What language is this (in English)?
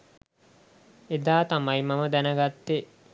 Sinhala